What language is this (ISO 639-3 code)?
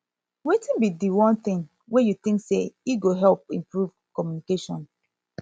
pcm